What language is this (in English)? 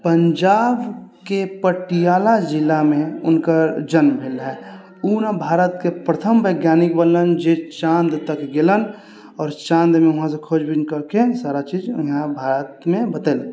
Maithili